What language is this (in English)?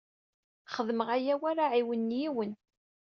Kabyle